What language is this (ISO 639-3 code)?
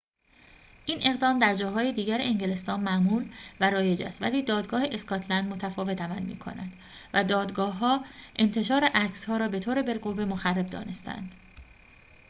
fas